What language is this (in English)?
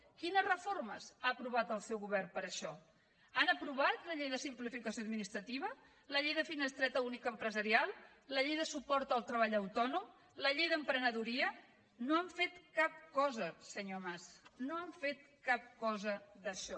Catalan